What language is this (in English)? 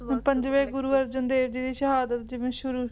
Punjabi